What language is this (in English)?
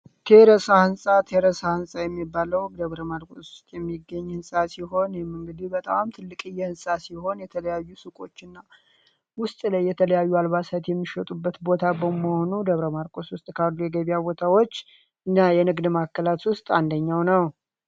Amharic